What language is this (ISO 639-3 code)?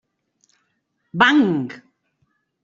cat